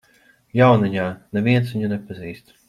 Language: Latvian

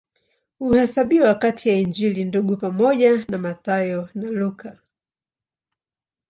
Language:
Swahili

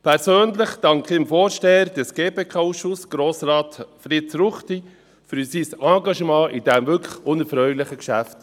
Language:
Swiss German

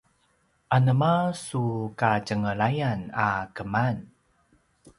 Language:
Paiwan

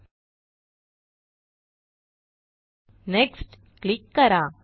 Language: Marathi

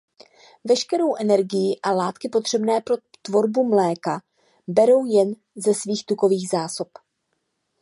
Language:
Czech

